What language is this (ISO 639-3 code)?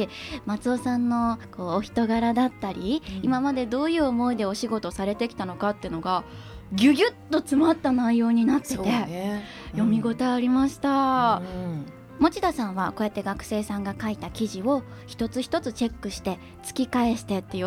jpn